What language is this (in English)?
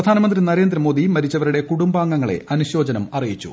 Malayalam